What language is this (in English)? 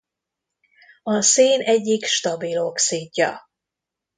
Hungarian